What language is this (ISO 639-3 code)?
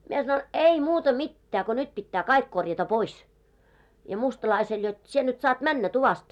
fin